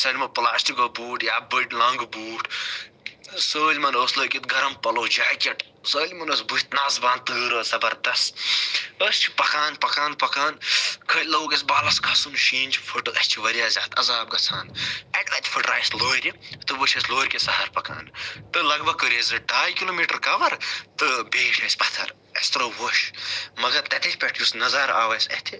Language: Kashmiri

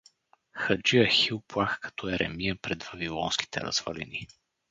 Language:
Bulgarian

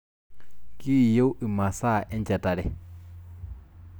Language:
Masai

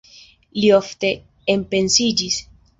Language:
Esperanto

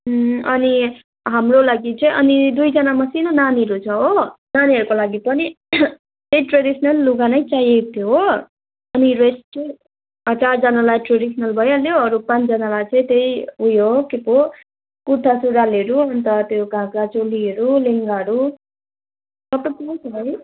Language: Nepali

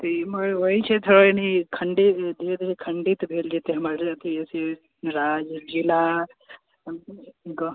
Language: Maithili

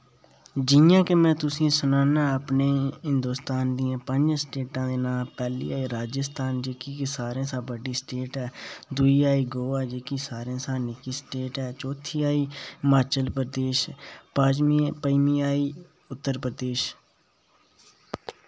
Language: Dogri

